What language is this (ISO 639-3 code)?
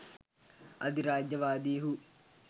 sin